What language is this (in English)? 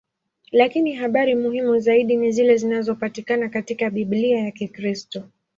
Swahili